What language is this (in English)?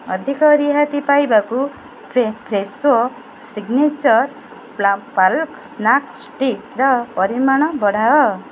Odia